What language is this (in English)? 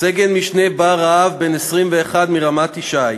Hebrew